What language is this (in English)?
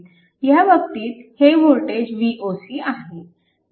Marathi